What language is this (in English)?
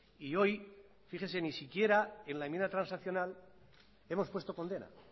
Spanish